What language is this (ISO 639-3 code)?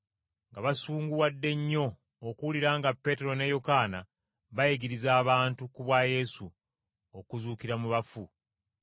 lug